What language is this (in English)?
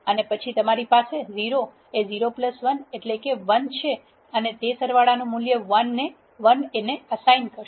Gujarati